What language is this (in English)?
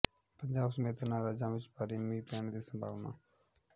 Punjabi